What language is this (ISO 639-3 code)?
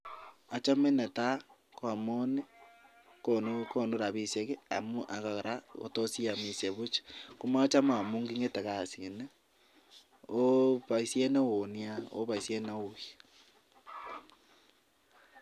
kln